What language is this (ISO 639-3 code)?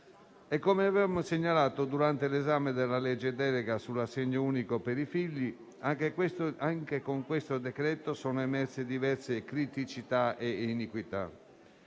ita